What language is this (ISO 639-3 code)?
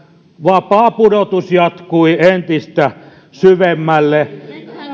fin